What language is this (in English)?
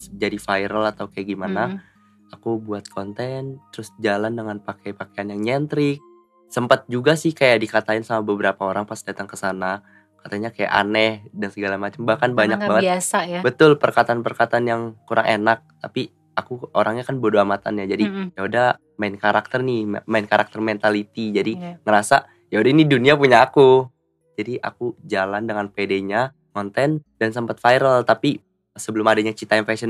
Indonesian